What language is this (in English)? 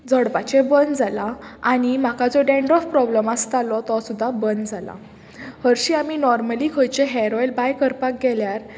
Konkani